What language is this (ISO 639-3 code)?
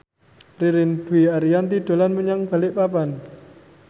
jav